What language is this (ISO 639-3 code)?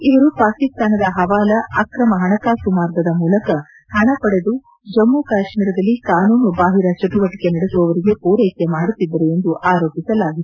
kan